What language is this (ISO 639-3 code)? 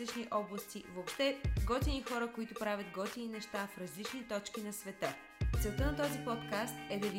bul